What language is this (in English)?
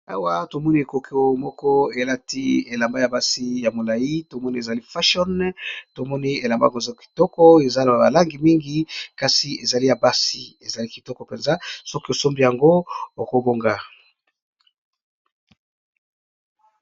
Lingala